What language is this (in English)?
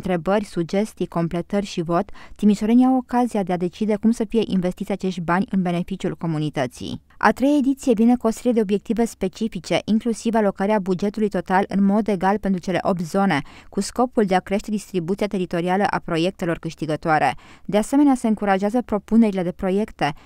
Romanian